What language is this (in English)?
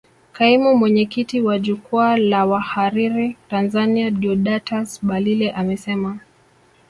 Swahili